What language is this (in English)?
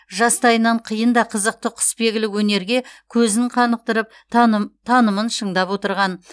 Kazakh